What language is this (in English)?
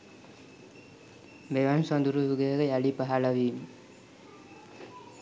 Sinhala